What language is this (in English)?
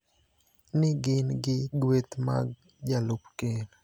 Luo (Kenya and Tanzania)